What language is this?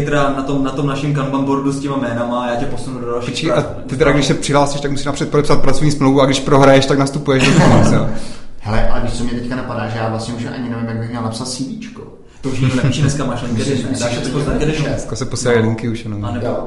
Czech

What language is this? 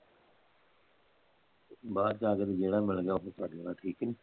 Punjabi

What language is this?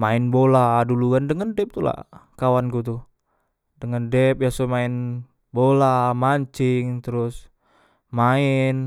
Musi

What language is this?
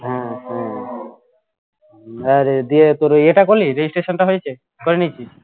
Bangla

